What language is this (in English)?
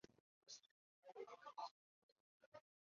Chinese